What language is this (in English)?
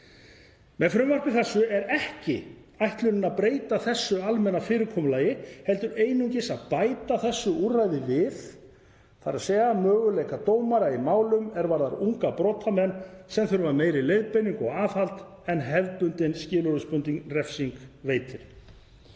Icelandic